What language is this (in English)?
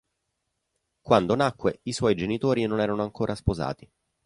Italian